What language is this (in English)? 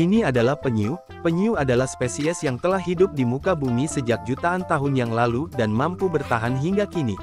Indonesian